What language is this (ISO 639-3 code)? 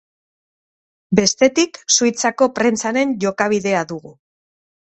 eus